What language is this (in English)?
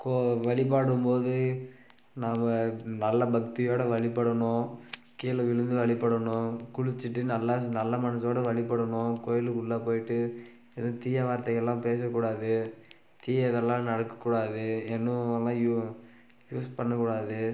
Tamil